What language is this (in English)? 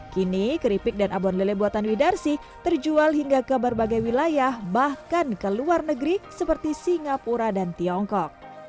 Indonesian